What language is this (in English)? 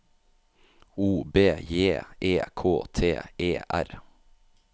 Norwegian